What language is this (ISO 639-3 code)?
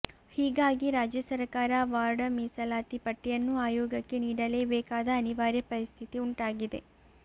kan